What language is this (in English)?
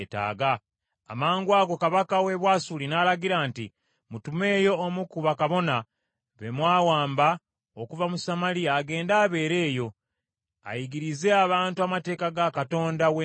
Ganda